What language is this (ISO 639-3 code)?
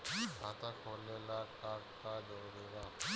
bho